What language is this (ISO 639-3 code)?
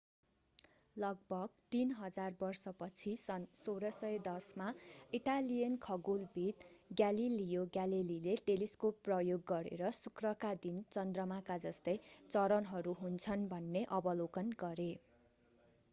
nep